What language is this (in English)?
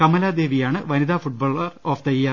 Malayalam